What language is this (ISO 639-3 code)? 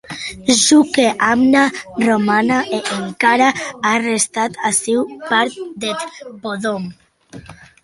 oci